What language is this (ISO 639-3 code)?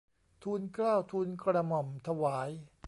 tha